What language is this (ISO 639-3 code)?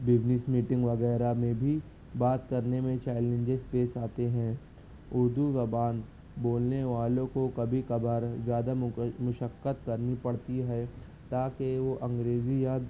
urd